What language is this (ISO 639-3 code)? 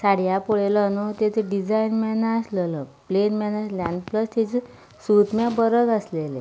kok